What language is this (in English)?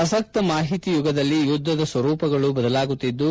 Kannada